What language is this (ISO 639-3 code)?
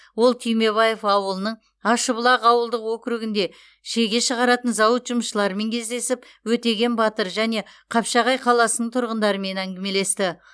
kaz